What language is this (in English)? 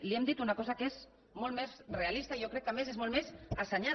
Catalan